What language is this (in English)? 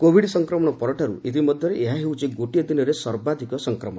Odia